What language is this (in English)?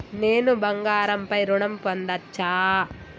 Telugu